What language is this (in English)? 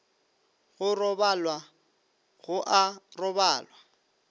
Northern Sotho